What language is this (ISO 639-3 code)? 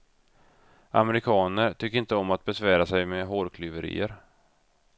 swe